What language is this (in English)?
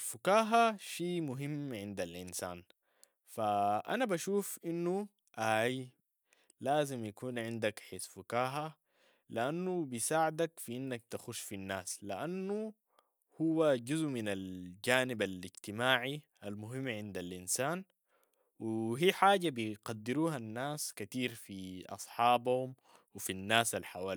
Sudanese Arabic